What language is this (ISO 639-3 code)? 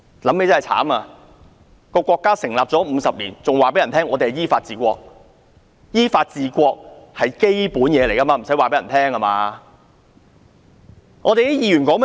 yue